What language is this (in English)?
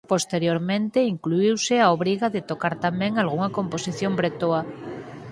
Galician